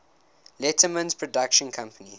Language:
English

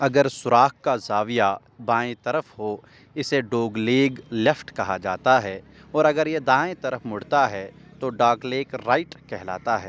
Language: Urdu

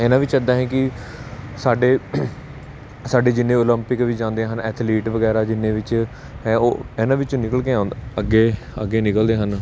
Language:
Punjabi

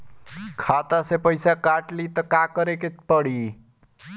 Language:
Bhojpuri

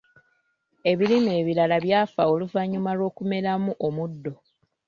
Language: Ganda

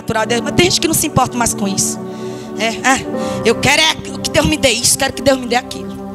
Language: Portuguese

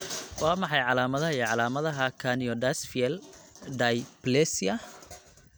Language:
Somali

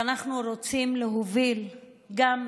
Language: Hebrew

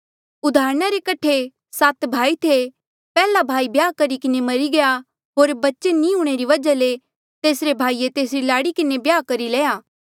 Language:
Mandeali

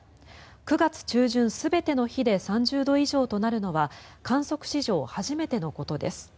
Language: Japanese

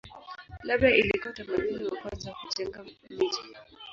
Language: Swahili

